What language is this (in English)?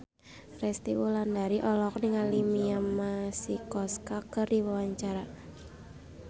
Sundanese